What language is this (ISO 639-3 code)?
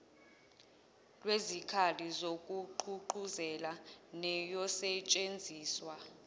zul